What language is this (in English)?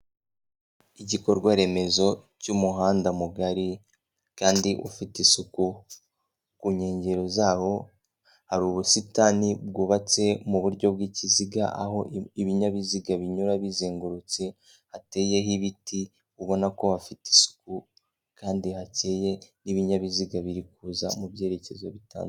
Kinyarwanda